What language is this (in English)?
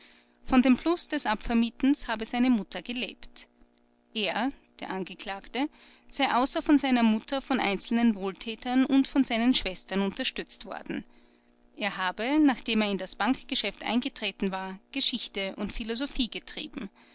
German